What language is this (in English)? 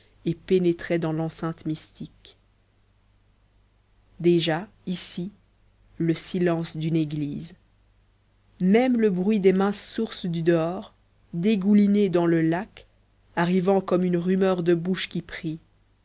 French